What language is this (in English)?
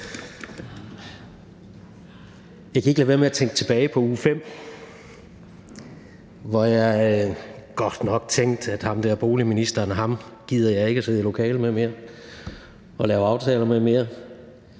Danish